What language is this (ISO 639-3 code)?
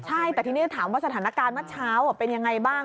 tha